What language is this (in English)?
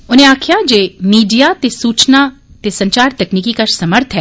Dogri